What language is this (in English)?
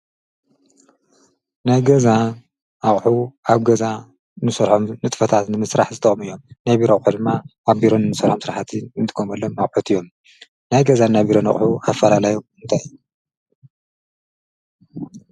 Tigrinya